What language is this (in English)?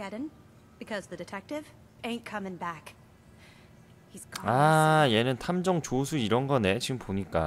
Korean